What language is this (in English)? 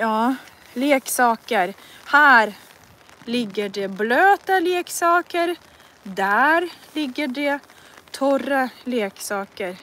Swedish